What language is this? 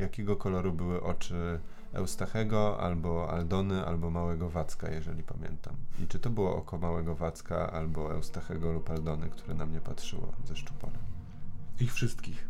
Polish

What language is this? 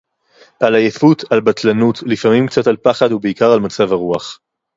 Hebrew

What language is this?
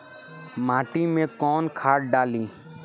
Bhojpuri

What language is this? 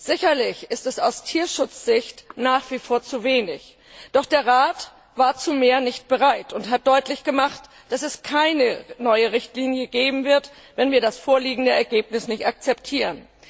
German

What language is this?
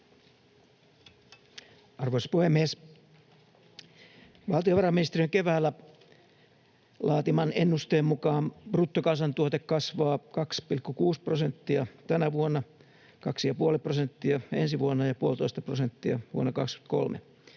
Finnish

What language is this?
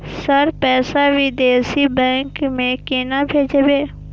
Maithili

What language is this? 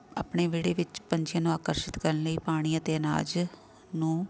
Punjabi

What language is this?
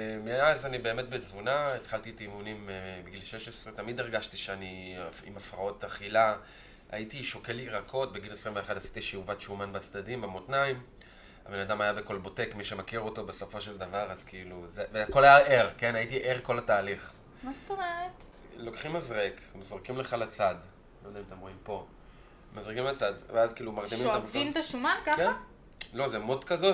Hebrew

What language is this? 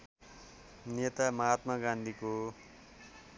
Nepali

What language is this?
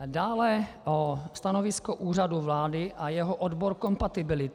Czech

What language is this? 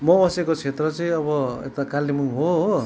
Nepali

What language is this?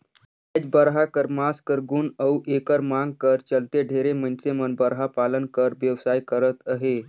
Chhattisgarhi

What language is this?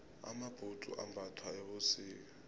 South Ndebele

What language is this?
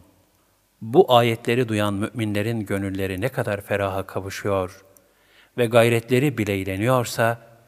Turkish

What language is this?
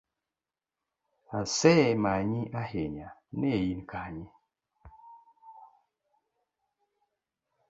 Luo (Kenya and Tanzania)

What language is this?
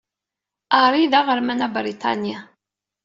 Kabyle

